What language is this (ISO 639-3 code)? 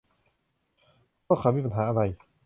tha